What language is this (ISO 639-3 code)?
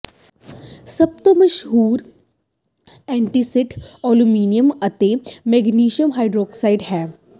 pan